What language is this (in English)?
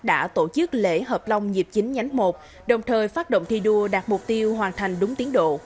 Vietnamese